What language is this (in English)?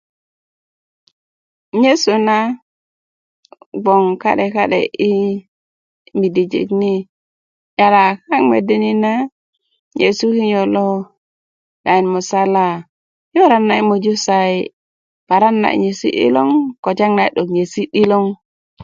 Kuku